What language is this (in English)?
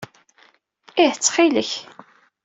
Kabyle